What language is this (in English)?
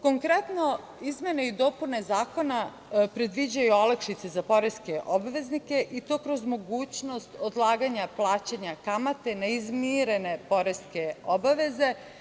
Serbian